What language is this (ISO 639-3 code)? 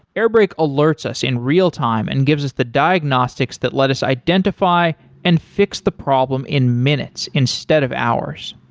eng